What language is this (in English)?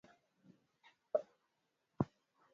Swahili